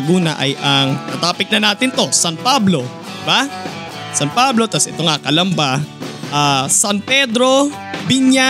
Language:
Filipino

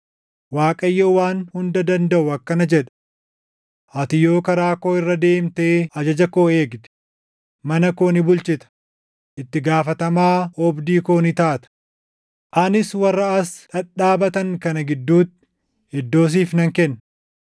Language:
Oromo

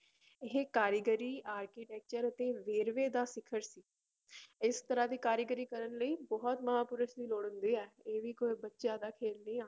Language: Punjabi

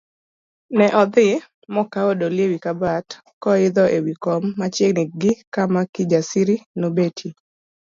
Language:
Luo (Kenya and Tanzania)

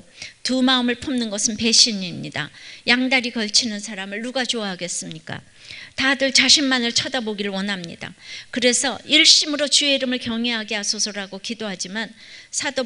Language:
Korean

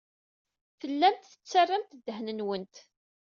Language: Kabyle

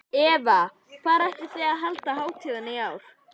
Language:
Icelandic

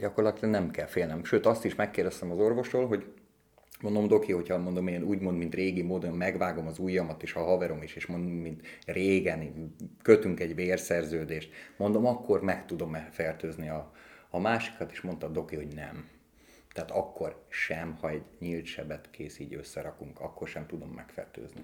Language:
Hungarian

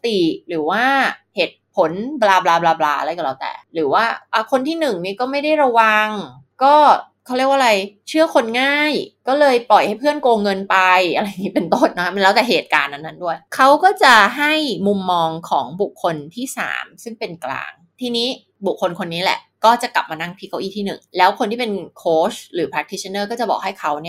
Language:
Thai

